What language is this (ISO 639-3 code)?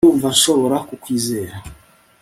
kin